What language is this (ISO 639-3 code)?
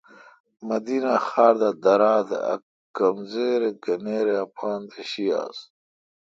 xka